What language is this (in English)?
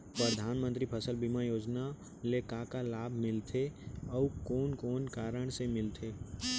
Chhattisgarhi